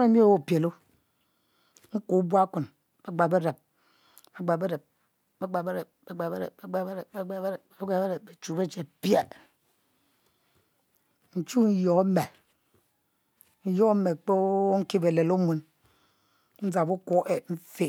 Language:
Mbe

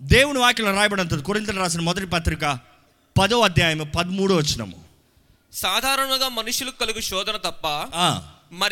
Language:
Telugu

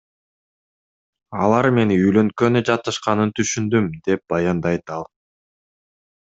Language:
Kyrgyz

